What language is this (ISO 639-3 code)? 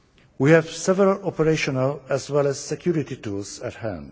eng